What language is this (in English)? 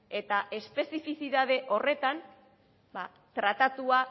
Basque